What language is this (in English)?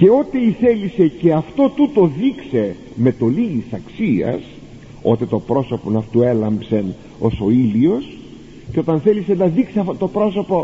Greek